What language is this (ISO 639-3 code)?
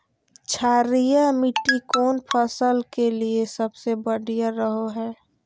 mag